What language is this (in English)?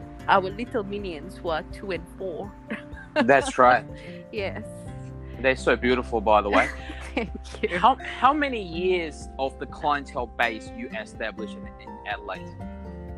English